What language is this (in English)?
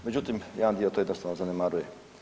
Croatian